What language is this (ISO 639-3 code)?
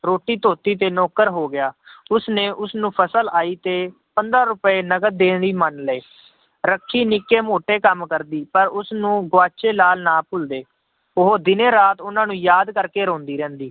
pan